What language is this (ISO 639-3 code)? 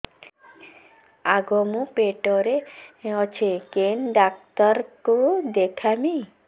ori